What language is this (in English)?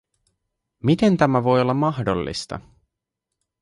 Finnish